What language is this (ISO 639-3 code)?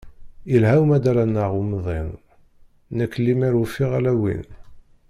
kab